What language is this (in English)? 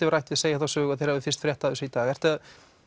Icelandic